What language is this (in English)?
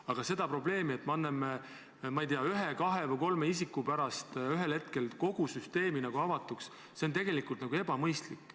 Estonian